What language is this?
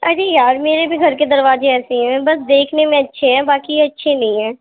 Urdu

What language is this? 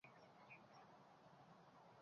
Uzbek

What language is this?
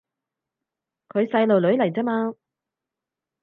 Cantonese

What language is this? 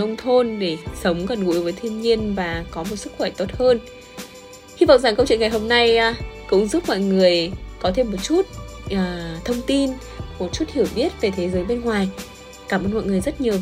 Vietnamese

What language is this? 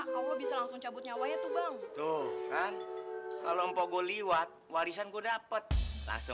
Indonesian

